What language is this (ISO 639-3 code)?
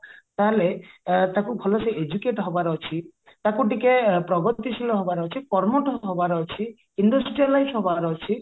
ori